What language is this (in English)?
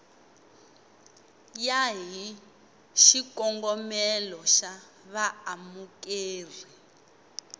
Tsonga